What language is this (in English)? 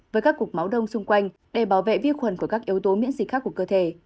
Vietnamese